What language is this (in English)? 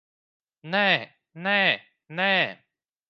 Latvian